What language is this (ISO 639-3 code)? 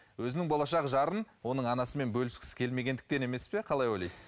kaz